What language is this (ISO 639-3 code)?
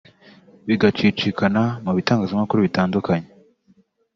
kin